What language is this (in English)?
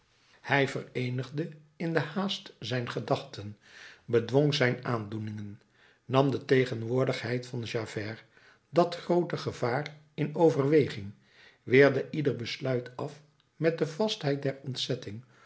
Dutch